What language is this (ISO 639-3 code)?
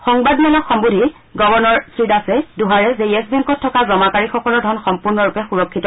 asm